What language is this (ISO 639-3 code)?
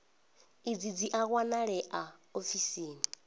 ven